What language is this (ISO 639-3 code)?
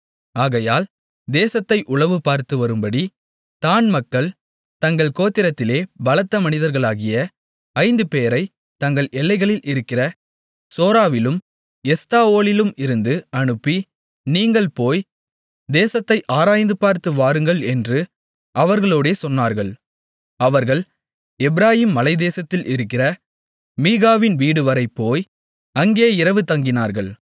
tam